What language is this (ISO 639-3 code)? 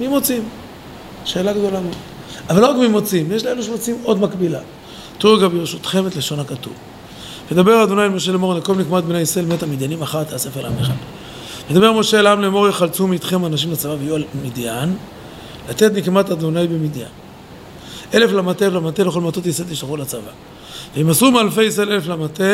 heb